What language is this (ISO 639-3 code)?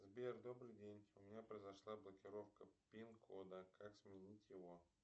rus